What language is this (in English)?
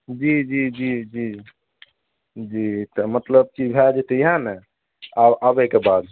Maithili